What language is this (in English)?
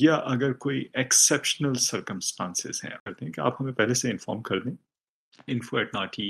Urdu